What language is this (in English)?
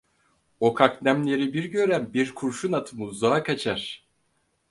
Turkish